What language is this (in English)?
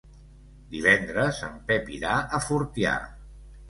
Catalan